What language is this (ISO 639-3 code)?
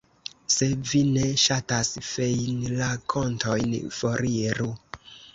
epo